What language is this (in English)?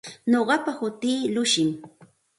Santa Ana de Tusi Pasco Quechua